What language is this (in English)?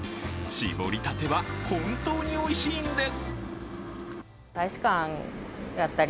Japanese